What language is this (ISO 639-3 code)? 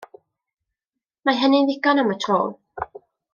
cym